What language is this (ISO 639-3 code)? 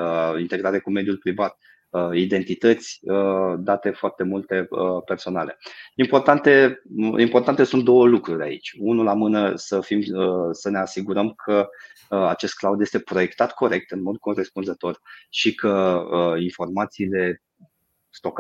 ron